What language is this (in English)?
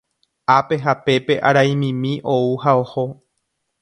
Guarani